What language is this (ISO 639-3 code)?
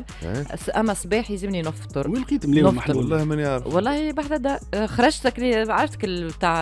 ara